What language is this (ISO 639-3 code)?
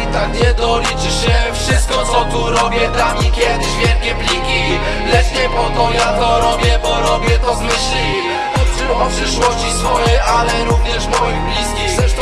pol